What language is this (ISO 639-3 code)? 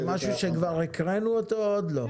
heb